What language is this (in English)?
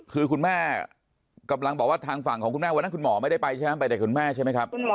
Thai